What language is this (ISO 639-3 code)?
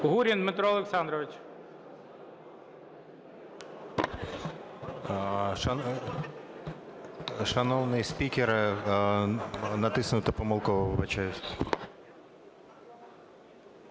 ukr